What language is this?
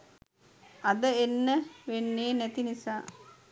Sinhala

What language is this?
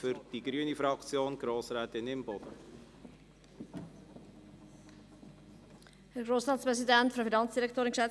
Swiss German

